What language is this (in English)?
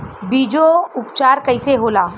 Bhojpuri